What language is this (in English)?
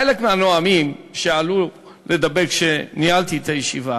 Hebrew